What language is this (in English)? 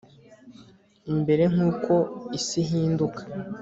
Kinyarwanda